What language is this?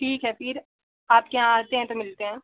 Hindi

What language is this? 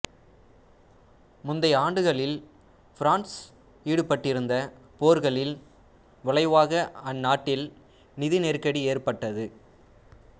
Tamil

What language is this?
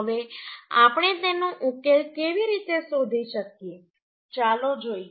Gujarati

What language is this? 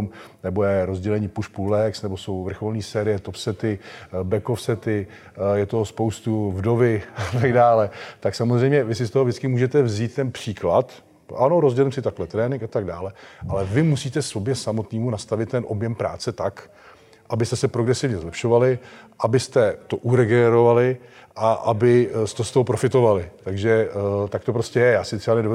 Czech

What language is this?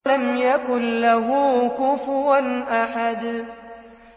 Arabic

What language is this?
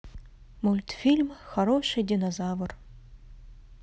Russian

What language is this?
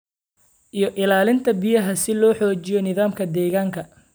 Somali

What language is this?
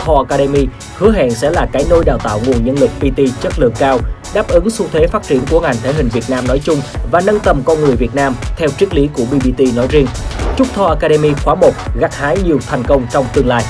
Vietnamese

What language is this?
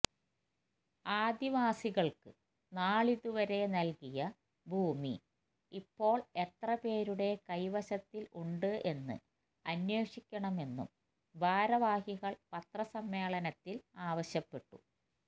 Malayalam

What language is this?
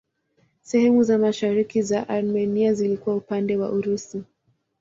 Swahili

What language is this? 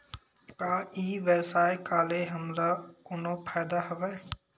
Chhattisgarhi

